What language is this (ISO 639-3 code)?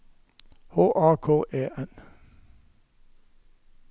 nor